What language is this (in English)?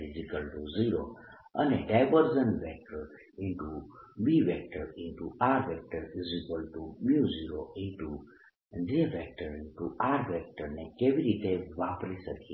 Gujarati